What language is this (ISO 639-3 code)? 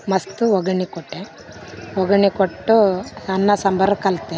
kan